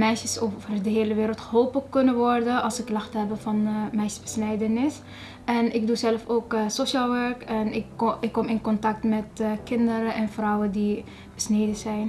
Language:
Dutch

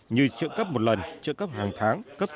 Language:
Vietnamese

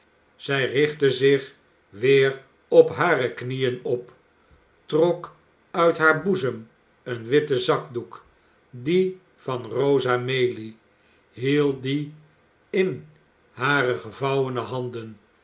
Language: Dutch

